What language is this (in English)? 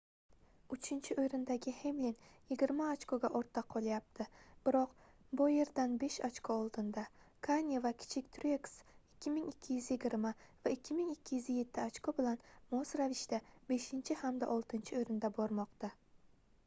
Uzbek